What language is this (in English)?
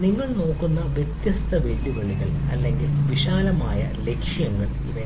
Malayalam